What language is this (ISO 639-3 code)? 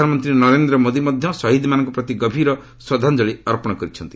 ori